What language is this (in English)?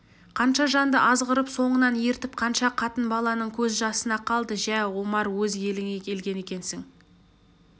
Kazakh